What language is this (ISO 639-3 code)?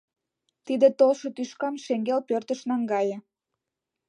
chm